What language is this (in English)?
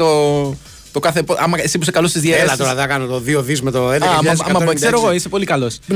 Greek